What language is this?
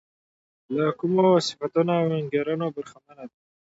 Pashto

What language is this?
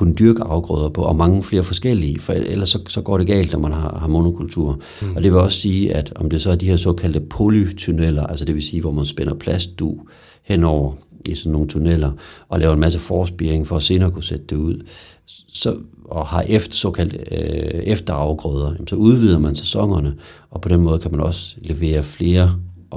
Danish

